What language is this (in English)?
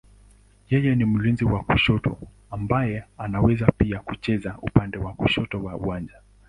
Swahili